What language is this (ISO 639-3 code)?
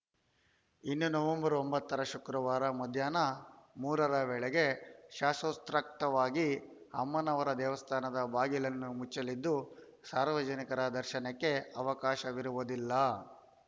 kan